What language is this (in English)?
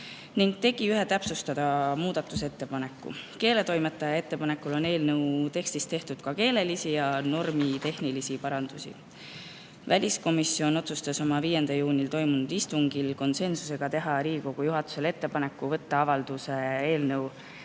Estonian